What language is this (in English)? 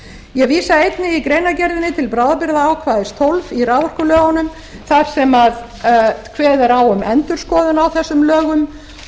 Icelandic